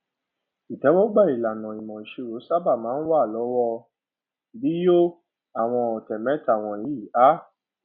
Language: Yoruba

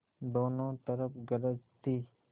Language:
Hindi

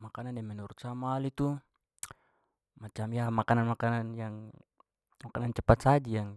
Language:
Papuan Malay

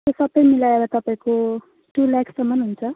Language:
Nepali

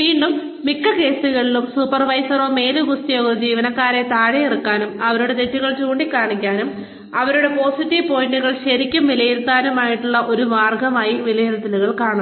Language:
Malayalam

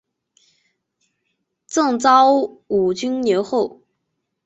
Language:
Chinese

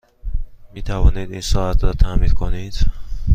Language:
Persian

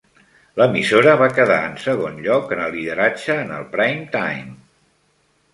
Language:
Catalan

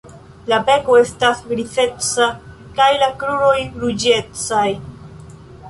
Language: Esperanto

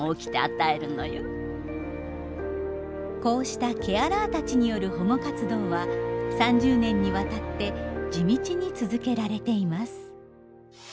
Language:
Japanese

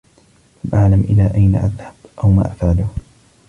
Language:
Arabic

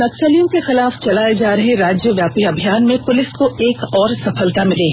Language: Hindi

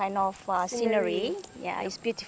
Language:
Indonesian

